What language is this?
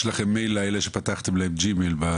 Hebrew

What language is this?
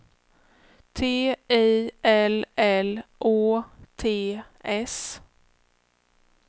Swedish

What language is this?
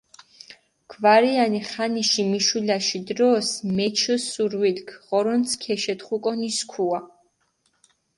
Mingrelian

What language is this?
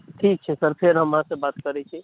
Maithili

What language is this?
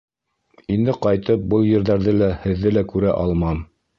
Bashkir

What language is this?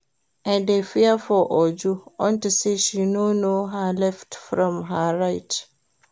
Nigerian Pidgin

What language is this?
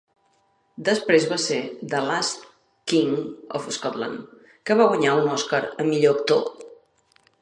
Catalan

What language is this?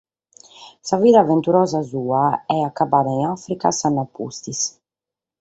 Sardinian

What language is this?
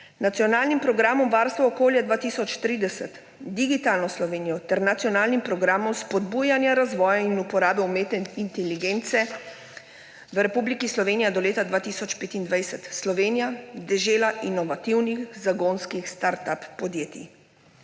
Slovenian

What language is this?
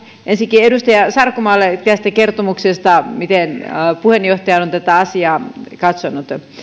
Finnish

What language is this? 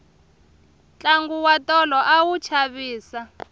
Tsonga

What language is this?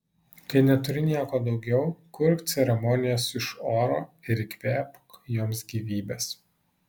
Lithuanian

